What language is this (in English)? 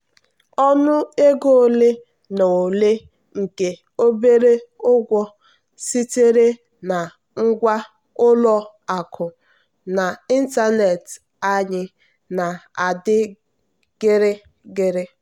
Igbo